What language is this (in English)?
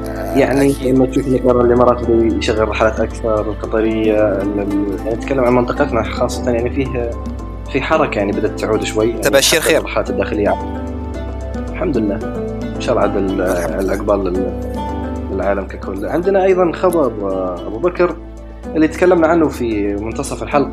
Arabic